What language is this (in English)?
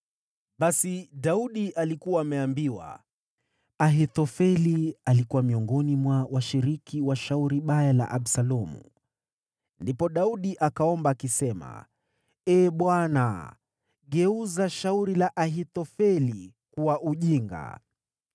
Swahili